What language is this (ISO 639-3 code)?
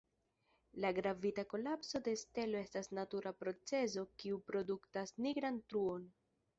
epo